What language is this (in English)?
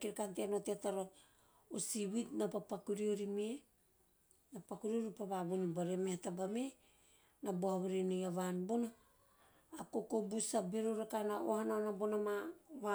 Teop